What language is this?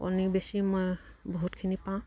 Assamese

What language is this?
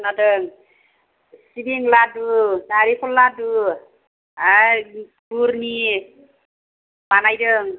Bodo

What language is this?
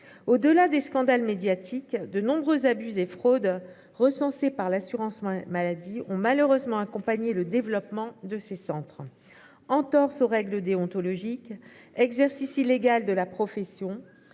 French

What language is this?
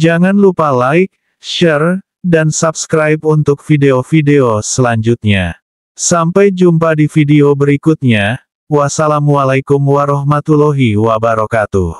Indonesian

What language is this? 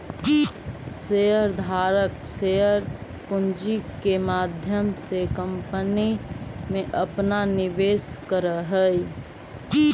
Magahi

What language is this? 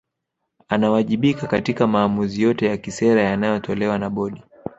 Swahili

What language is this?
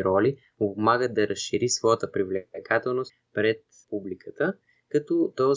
Bulgarian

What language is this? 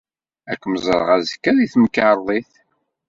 Kabyle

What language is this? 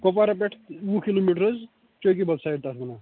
Kashmiri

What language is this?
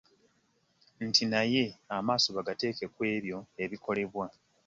Ganda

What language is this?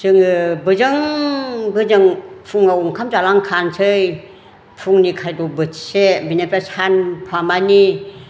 Bodo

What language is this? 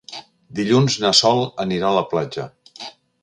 Catalan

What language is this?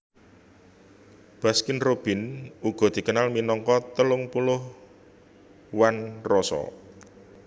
Javanese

